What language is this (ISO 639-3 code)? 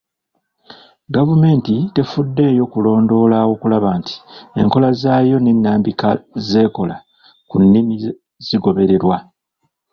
lug